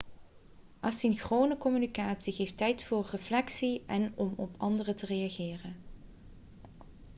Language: Dutch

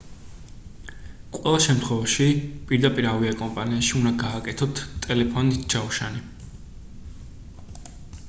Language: Georgian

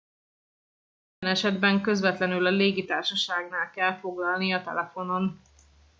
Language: Hungarian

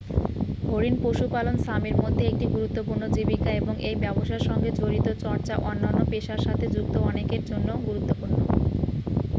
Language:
Bangla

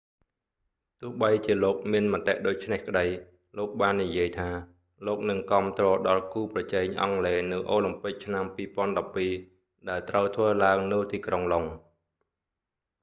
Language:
Khmer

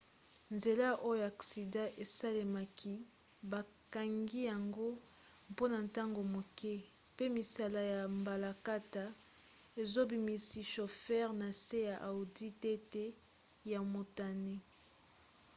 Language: Lingala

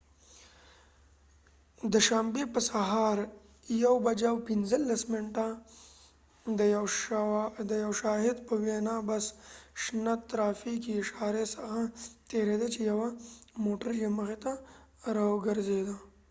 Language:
Pashto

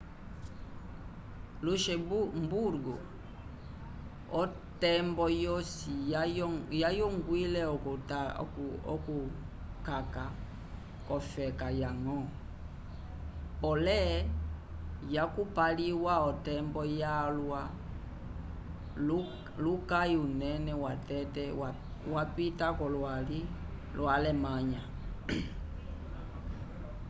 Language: Umbundu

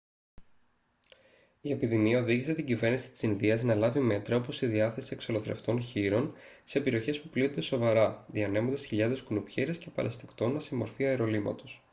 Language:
Greek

